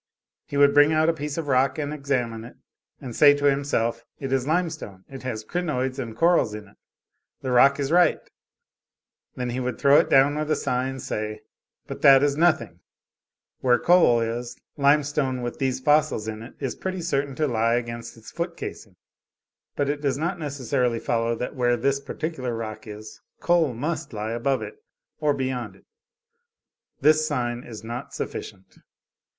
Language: English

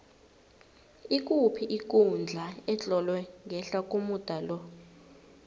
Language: South Ndebele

